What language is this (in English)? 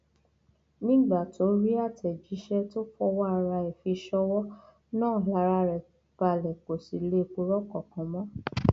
Yoruba